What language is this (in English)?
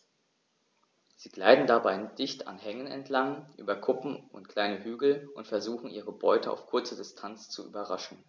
German